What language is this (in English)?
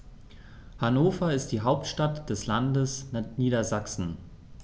German